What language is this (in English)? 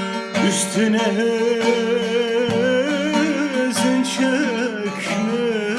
Turkish